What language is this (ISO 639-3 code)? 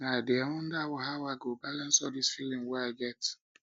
pcm